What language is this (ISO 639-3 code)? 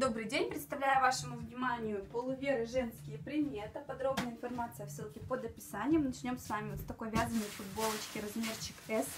rus